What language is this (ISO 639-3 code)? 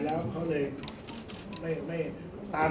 tha